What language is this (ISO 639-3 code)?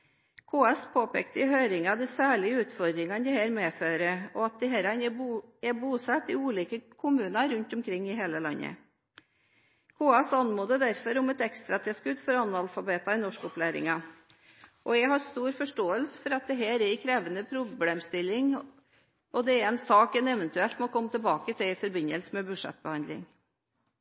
nob